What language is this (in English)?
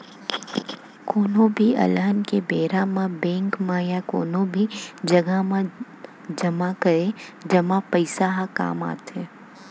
Chhattisgarhi